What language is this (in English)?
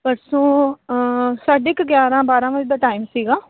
Punjabi